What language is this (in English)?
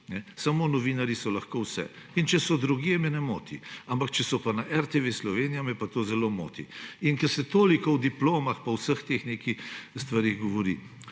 Slovenian